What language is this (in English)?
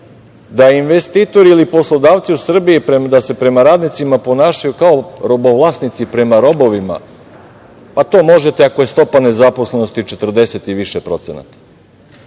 Serbian